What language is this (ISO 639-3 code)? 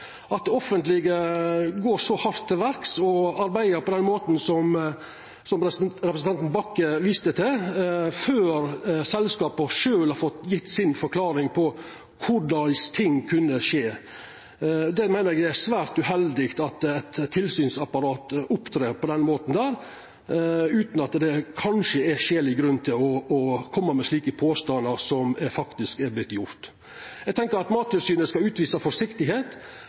nno